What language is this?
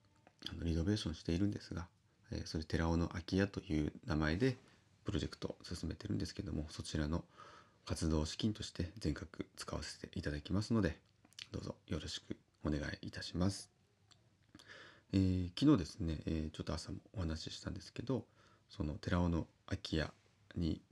Japanese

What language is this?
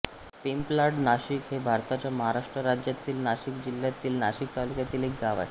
Marathi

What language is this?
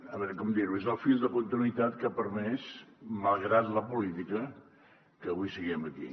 Catalan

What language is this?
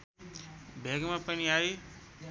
Nepali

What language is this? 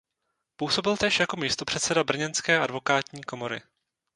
Czech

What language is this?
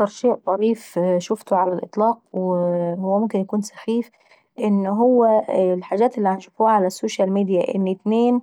Saidi Arabic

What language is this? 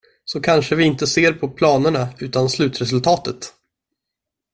Swedish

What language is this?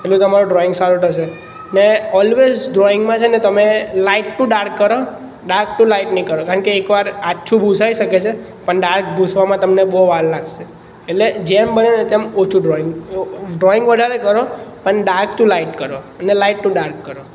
Gujarati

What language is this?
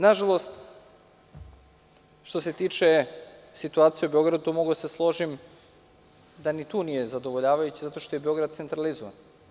Serbian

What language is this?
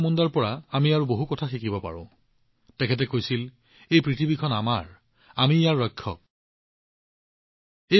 Assamese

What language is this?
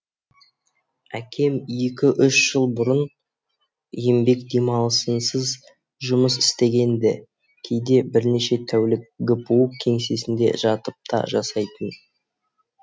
Kazakh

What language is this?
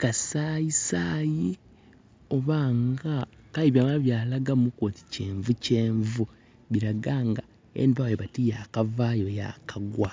Soga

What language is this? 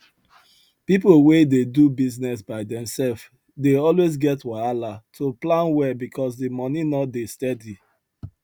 Nigerian Pidgin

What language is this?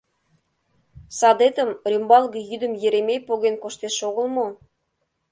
Mari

